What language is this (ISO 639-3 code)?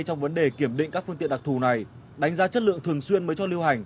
vie